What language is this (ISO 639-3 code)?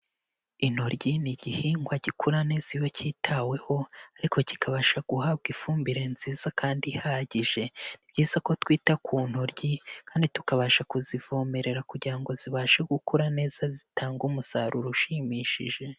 kin